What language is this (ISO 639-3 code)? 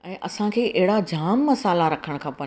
snd